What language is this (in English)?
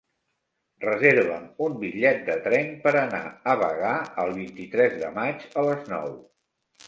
Catalan